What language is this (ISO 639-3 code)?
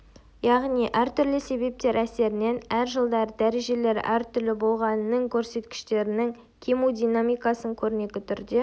kaz